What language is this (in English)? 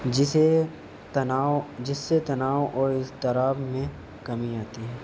Urdu